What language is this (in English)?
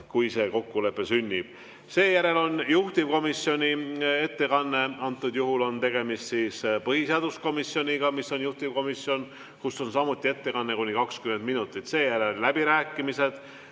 Estonian